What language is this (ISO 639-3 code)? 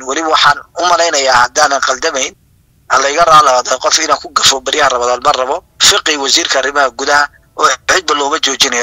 ara